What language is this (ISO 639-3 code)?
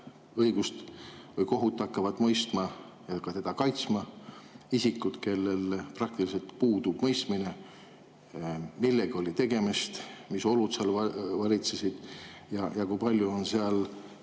est